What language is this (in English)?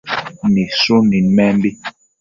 Matsés